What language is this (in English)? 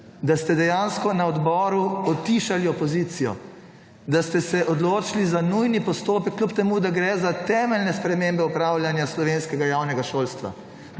Slovenian